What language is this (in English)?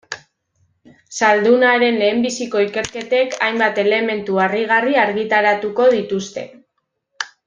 Basque